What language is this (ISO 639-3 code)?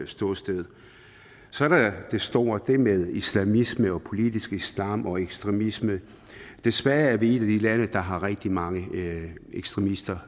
dan